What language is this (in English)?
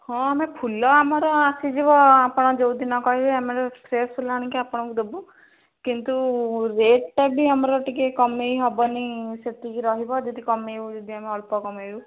Odia